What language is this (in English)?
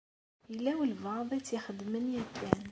Kabyle